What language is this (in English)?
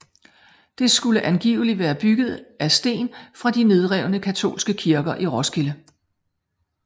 Danish